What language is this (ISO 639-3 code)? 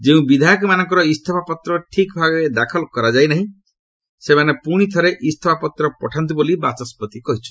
ori